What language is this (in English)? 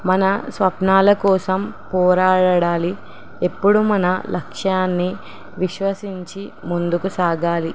Telugu